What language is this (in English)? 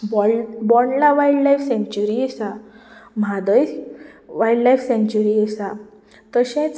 Konkani